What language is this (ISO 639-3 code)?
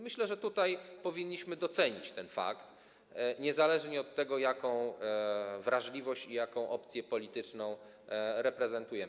pol